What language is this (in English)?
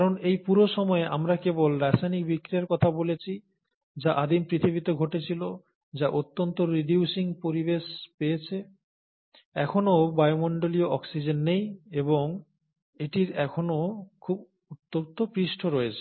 Bangla